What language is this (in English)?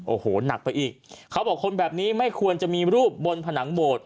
Thai